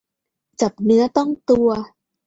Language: Thai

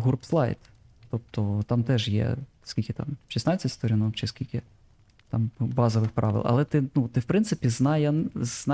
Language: Ukrainian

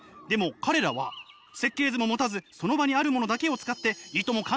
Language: Japanese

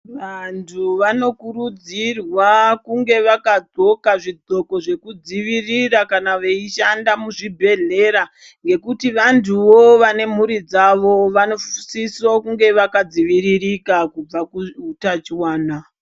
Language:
Ndau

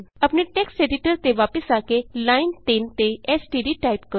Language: Punjabi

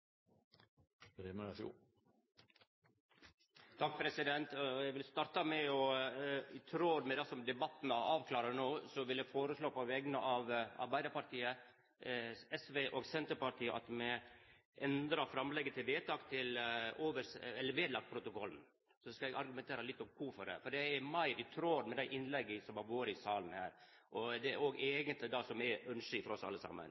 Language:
Norwegian Nynorsk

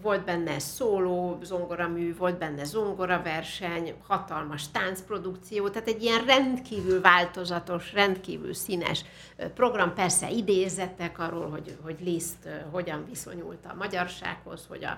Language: Hungarian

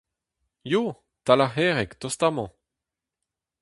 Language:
Breton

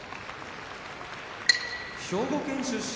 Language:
Japanese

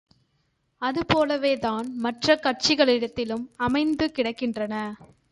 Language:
Tamil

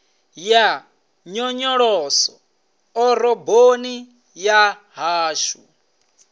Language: Venda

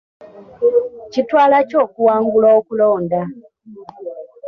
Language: Ganda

